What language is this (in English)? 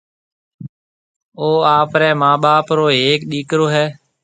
Marwari (Pakistan)